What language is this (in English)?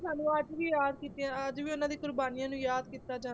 Punjabi